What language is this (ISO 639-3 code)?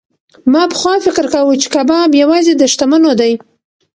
pus